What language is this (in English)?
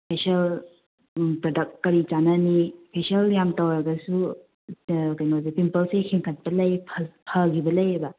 Manipuri